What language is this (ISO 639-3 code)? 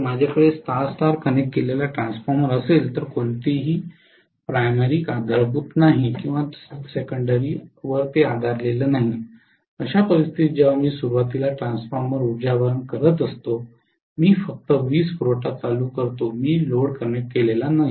mar